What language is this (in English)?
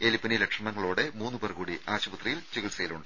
Malayalam